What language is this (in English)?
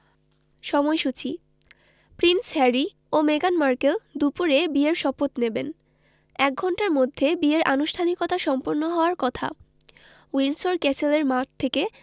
Bangla